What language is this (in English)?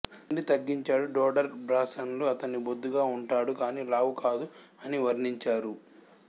Telugu